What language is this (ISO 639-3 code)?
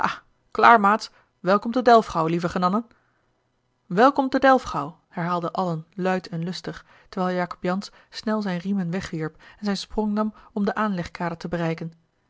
nld